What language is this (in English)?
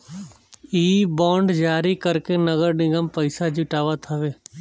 Bhojpuri